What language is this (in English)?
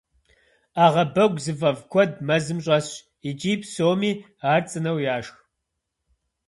Kabardian